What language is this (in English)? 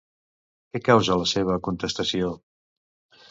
Catalan